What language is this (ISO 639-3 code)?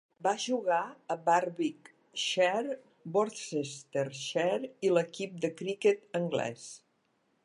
cat